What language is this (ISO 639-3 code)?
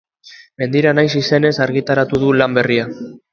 eus